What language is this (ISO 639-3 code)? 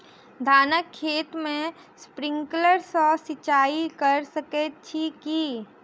mai